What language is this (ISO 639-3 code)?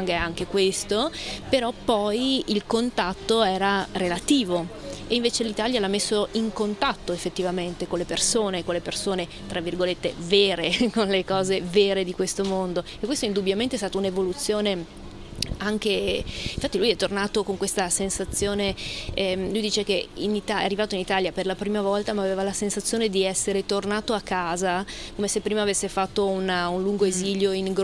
ita